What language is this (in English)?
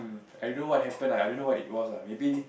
English